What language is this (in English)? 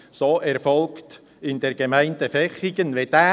Swiss German